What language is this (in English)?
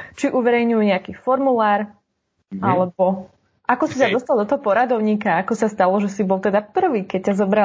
Slovak